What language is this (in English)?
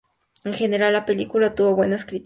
Spanish